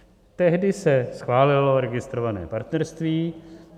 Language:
Czech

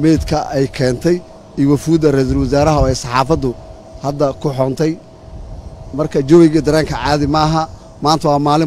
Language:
Arabic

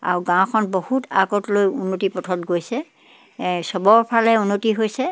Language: Assamese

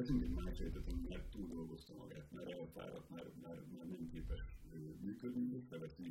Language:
Hungarian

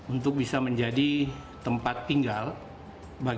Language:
Indonesian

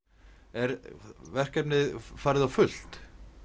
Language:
Icelandic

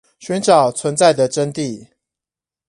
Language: Chinese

